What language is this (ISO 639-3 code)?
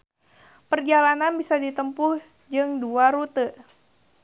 sun